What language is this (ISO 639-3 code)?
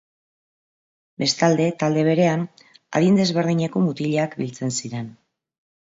eus